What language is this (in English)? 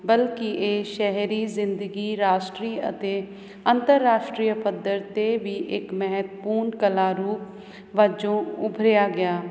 Punjabi